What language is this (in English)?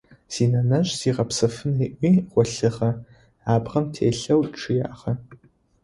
Adyghe